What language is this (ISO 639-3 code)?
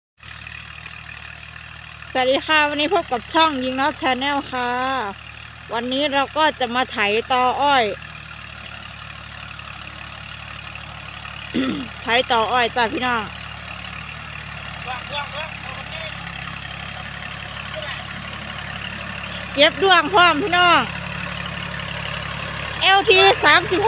tha